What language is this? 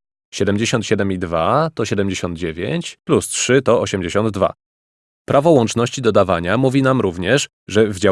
Polish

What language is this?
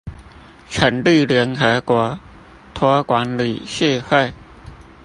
Chinese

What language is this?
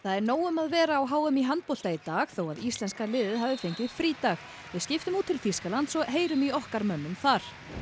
Icelandic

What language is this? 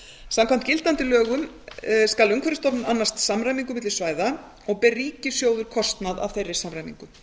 Icelandic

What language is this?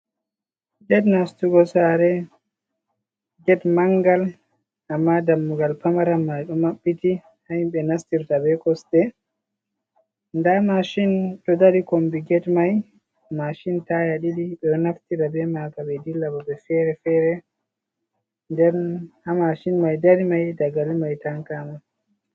Fula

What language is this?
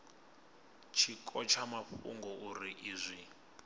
Venda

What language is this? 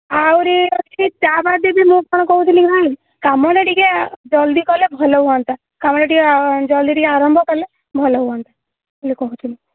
Odia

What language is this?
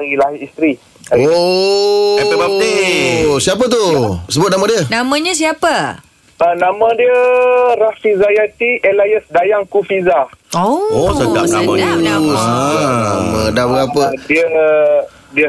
Malay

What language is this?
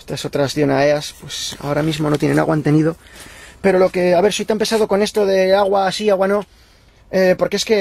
Spanish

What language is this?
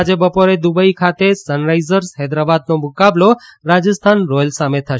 Gujarati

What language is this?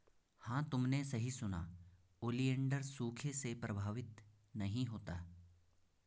Hindi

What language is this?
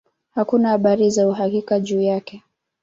Swahili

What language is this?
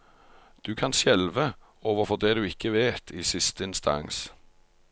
Norwegian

